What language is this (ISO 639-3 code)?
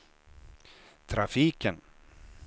swe